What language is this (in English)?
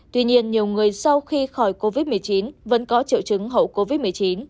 Vietnamese